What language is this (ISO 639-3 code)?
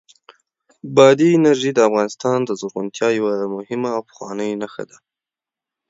pus